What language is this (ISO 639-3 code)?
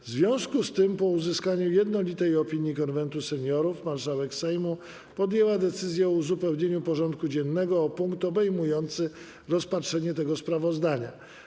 pol